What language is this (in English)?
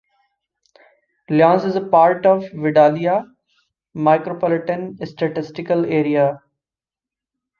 English